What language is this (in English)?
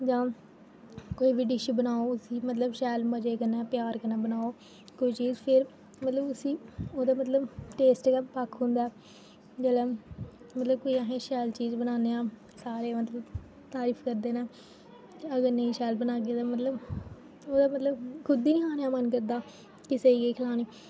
Dogri